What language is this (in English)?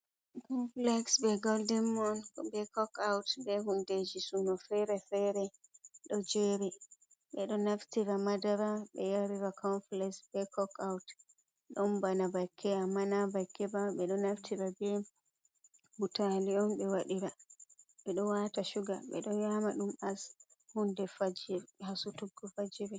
Fula